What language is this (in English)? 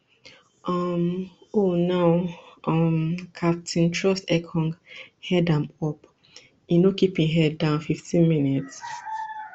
Nigerian Pidgin